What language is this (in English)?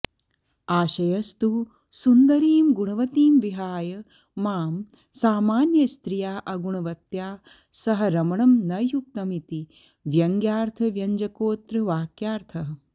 Sanskrit